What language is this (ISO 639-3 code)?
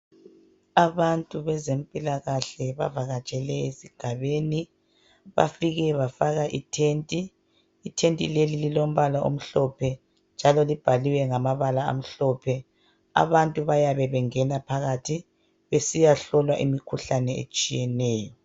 nde